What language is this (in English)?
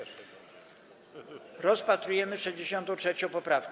Polish